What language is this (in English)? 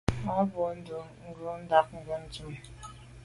Medumba